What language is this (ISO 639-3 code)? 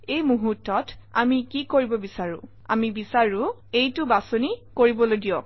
asm